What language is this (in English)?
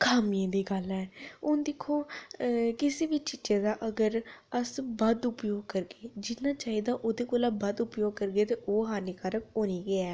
Dogri